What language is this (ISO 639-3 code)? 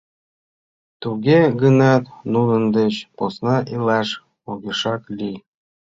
chm